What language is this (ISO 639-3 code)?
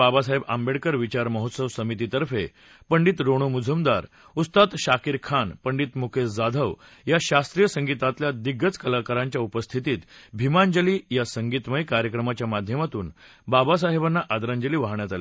mar